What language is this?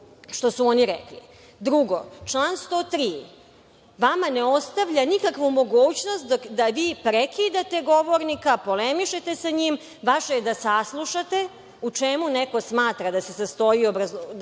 Serbian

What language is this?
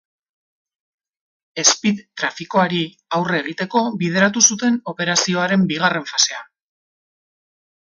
Basque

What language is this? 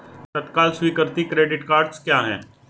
Hindi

